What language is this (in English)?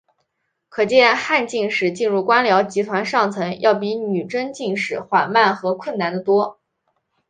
Chinese